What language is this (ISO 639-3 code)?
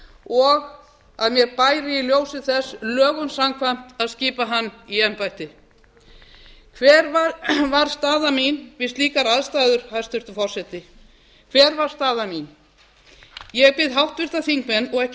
isl